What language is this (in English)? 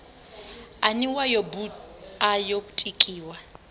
Venda